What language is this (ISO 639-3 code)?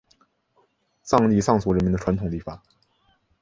zho